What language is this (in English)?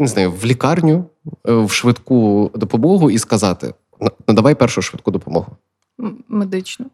Ukrainian